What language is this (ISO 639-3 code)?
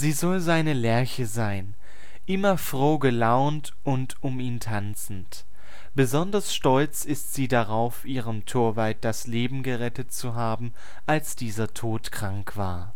deu